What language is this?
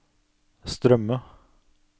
Norwegian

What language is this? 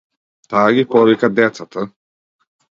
Macedonian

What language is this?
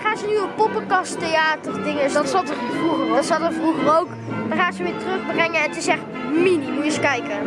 Dutch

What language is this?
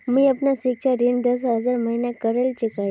Magahi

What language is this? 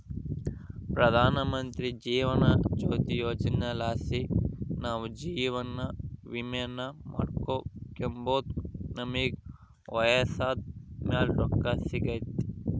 Kannada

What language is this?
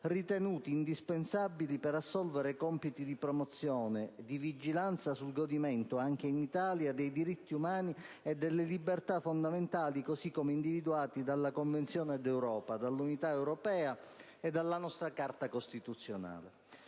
Italian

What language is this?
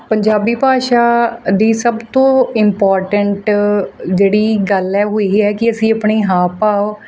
Punjabi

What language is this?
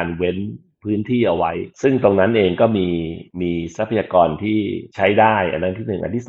Thai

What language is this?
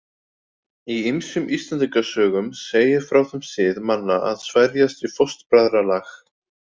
Icelandic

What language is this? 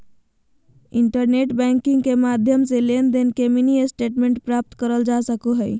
Magahi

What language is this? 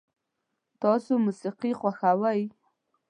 Pashto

